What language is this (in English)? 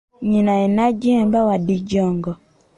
Ganda